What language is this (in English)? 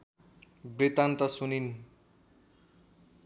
Nepali